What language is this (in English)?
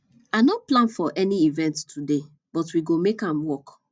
Nigerian Pidgin